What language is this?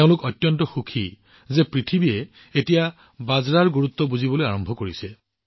Assamese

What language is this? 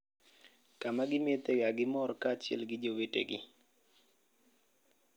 Luo (Kenya and Tanzania)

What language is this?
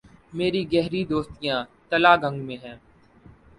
Urdu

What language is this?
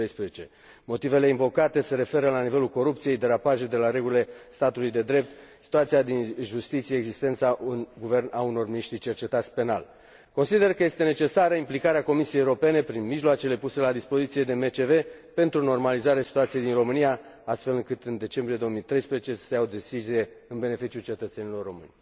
Romanian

